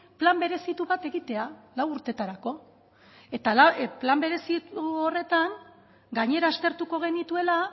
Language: Basque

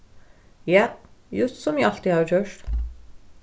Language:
Faroese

